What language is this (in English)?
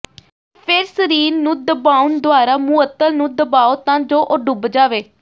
Punjabi